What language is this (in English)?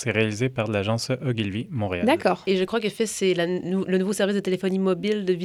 French